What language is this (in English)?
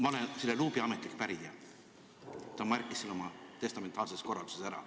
Estonian